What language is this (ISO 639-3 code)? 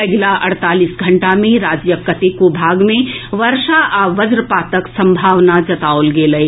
mai